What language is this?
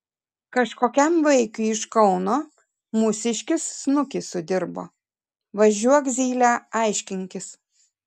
Lithuanian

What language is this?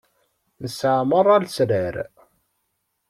Kabyle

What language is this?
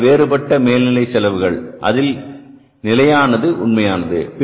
Tamil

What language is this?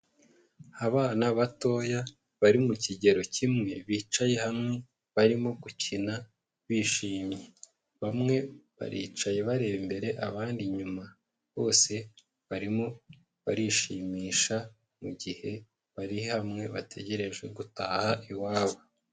Kinyarwanda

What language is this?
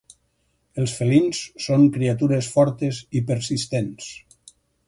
Catalan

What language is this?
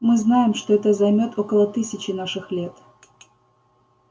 Russian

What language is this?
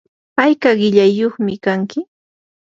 Yanahuanca Pasco Quechua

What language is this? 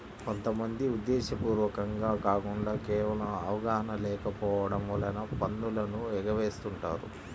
Telugu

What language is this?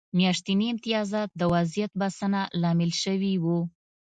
Pashto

